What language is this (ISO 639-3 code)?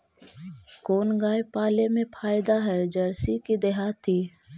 mag